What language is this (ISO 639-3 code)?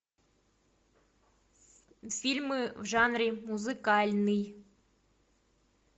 rus